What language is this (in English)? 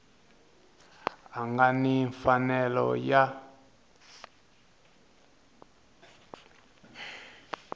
Tsonga